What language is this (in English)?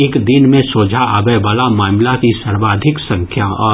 Maithili